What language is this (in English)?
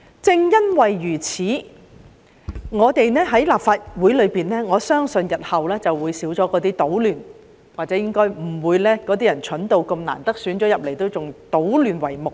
Cantonese